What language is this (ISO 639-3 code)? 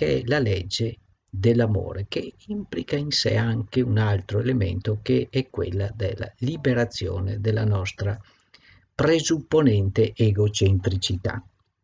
ita